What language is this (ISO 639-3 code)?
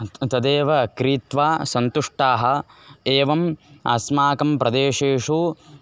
san